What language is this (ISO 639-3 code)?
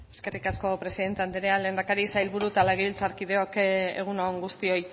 eus